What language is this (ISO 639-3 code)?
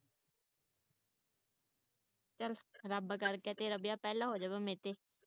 pan